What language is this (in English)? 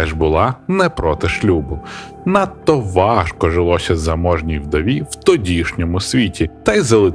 Ukrainian